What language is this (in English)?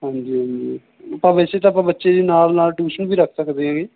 Punjabi